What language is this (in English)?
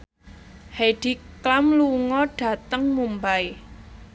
Javanese